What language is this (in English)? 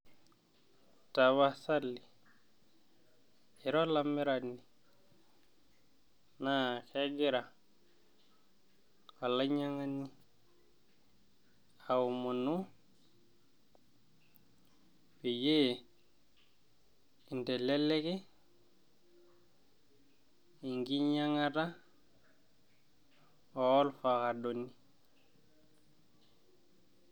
Masai